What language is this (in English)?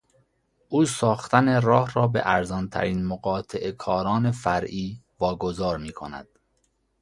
Persian